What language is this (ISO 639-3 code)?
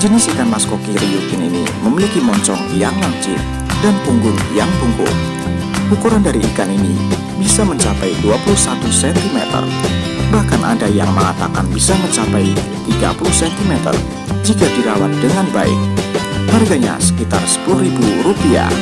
ind